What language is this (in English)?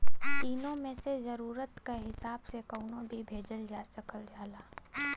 Bhojpuri